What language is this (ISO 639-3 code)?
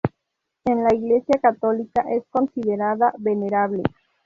spa